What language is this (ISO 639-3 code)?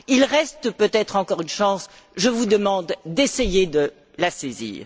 fra